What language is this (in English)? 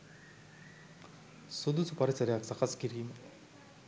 Sinhala